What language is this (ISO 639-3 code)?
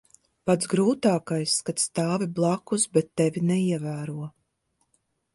lav